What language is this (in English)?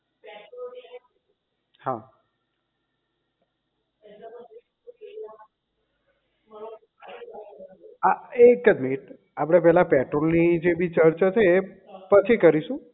Gujarati